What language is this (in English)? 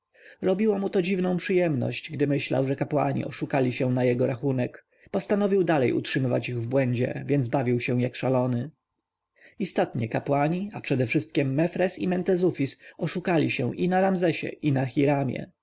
Polish